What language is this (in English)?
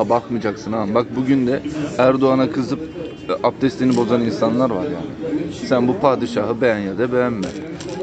Turkish